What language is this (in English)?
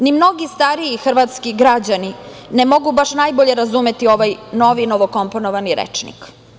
Serbian